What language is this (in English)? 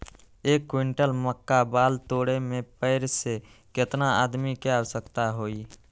Magahi